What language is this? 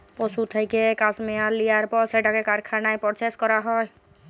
Bangla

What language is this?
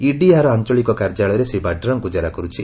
Odia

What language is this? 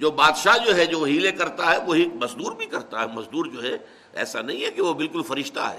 Urdu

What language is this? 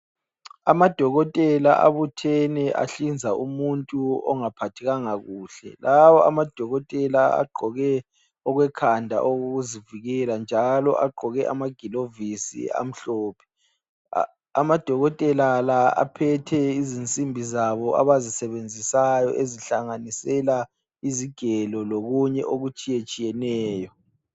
North Ndebele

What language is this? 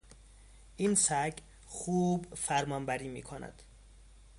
Persian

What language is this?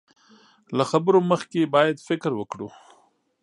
Pashto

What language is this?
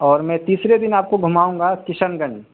Urdu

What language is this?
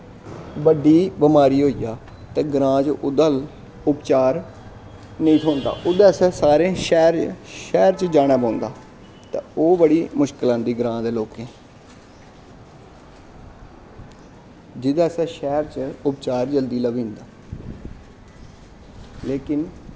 Dogri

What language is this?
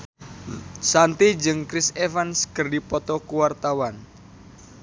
Sundanese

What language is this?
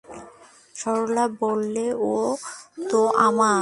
Bangla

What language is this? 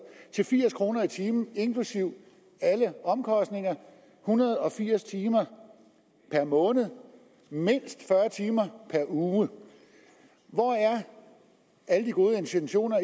Danish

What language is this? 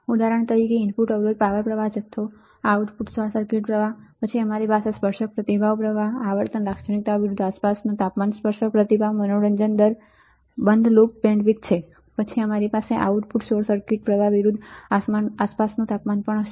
Gujarati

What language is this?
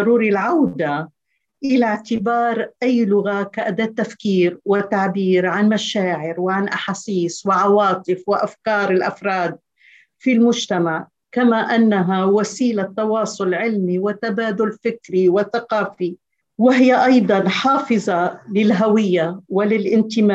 Arabic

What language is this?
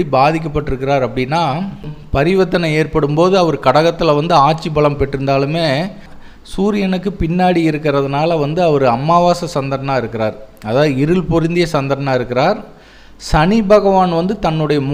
Tamil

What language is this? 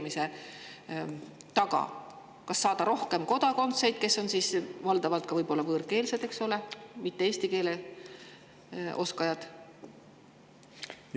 Estonian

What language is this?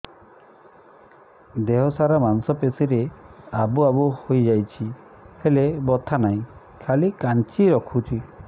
Odia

